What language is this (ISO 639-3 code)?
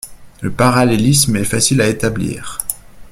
fra